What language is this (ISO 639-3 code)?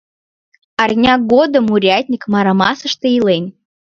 chm